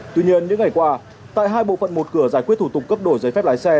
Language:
Vietnamese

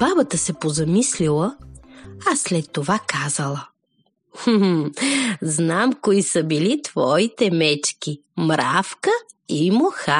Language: Bulgarian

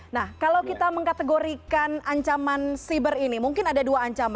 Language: Indonesian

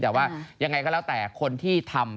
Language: Thai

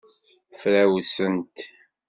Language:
Kabyle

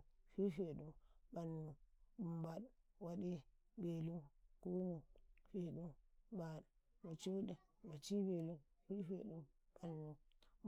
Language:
Karekare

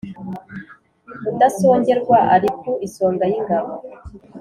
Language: Kinyarwanda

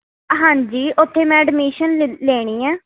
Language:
Punjabi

